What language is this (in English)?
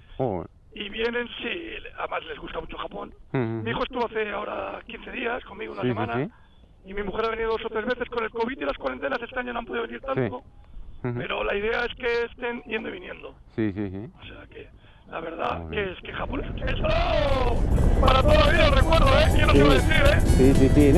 Spanish